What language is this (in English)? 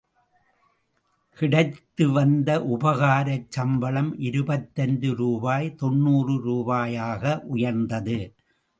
Tamil